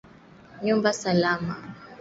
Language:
Swahili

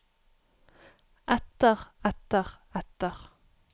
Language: Norwegian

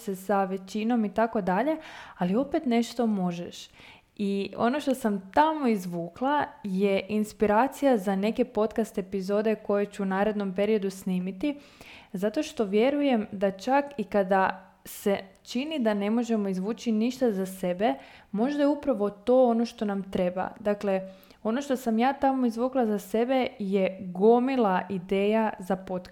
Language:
Croatian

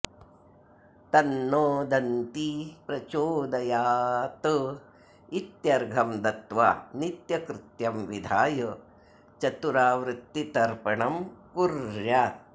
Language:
Sanskrit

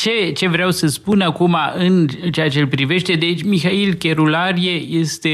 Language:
Romanian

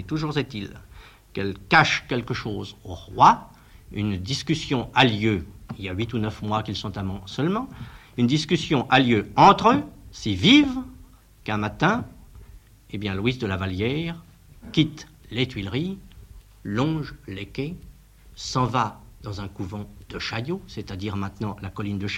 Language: French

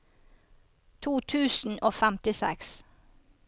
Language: Norwegian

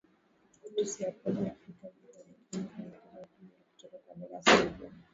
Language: Swahili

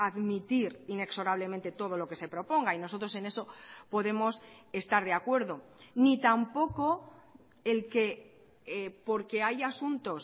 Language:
Spanish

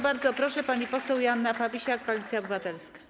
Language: Polish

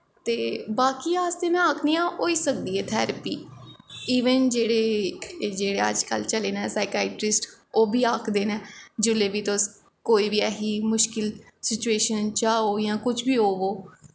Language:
Dogri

